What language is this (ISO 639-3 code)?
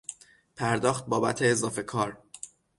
fas